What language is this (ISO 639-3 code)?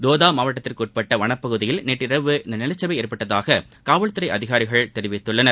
tam